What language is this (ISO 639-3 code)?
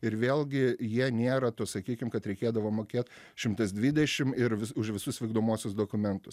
lit